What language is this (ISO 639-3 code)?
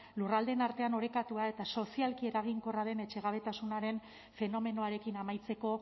eus